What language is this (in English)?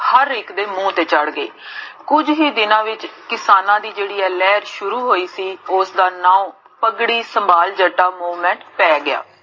Punjabi